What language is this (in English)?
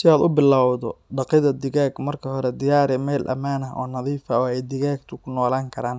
Somali